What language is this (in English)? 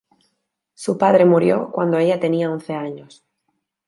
Spanish